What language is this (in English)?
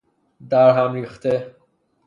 Persian